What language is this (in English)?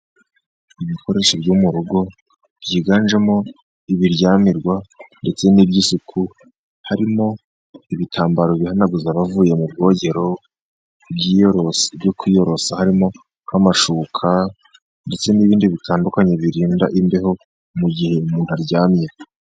Kinyarwanda